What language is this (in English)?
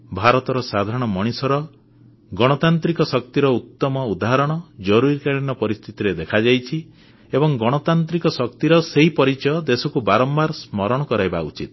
Odia